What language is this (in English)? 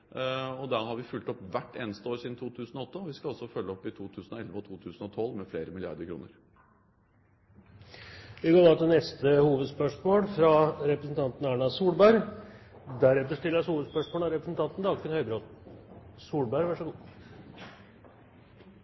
Norwegian